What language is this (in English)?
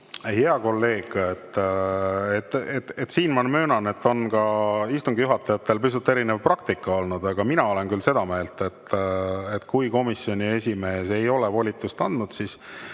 Estonian